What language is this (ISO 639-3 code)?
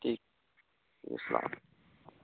urd